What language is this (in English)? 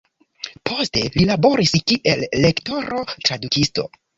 Esperanto